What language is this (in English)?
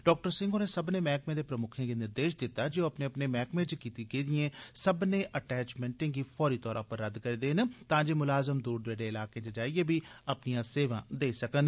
Dogri